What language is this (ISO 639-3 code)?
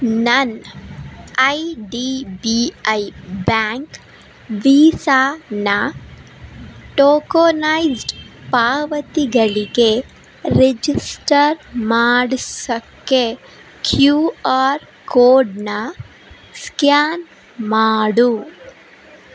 kan